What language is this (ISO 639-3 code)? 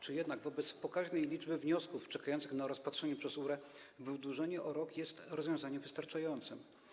pol